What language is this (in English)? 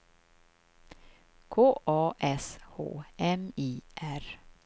Swedish